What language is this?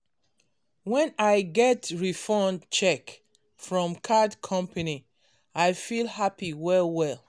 Nigerian Pidgin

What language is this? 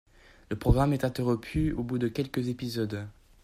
French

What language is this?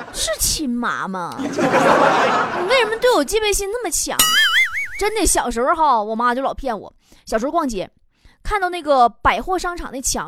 Chinese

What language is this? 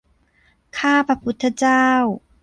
Thai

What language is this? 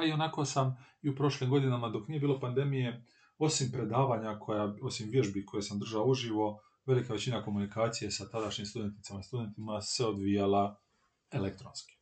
Croatian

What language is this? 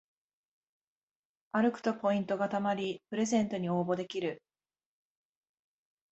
Japanese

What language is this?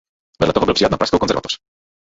Czech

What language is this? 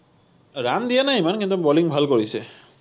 Assamese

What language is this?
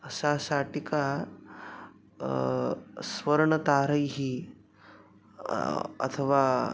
Sanskrit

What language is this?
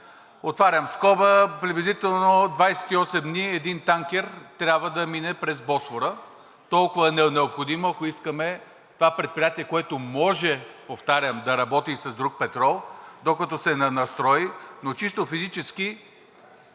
Bulgarian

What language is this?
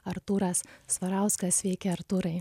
Lithuanian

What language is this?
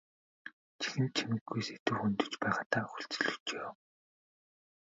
Mongolian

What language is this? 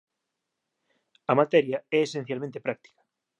Galician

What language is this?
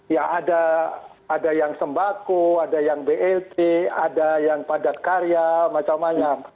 Indonesian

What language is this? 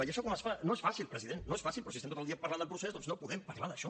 Catalan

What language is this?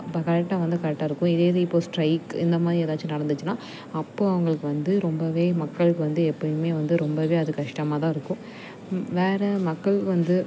Tamil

